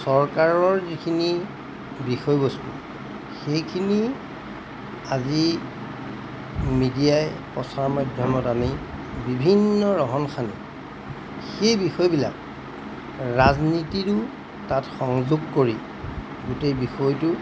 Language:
Assamese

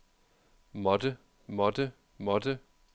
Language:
Danish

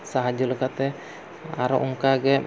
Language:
Santali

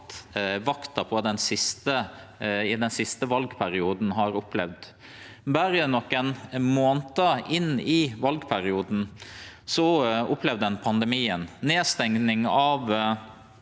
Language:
Norwegian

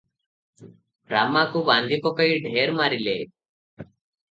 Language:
Odia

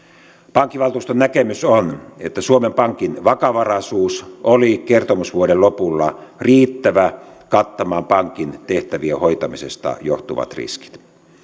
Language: Finnish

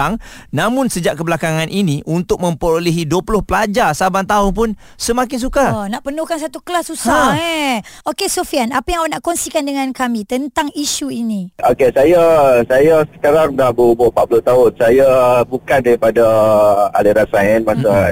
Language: Malay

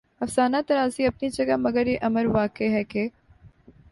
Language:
Urdu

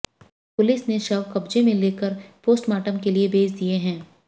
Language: Hindi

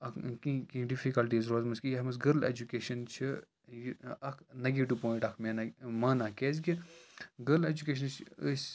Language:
Kashmiri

